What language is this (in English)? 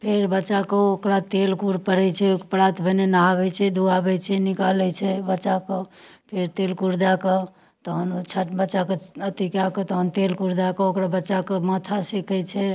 Maithili